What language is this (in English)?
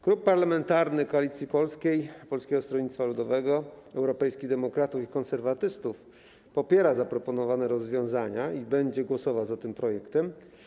Polish